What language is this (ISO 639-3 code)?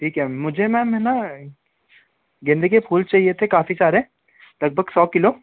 hin